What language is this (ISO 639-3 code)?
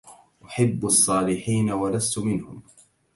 ara